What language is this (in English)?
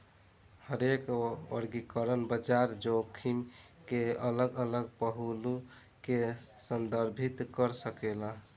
Bhojpuri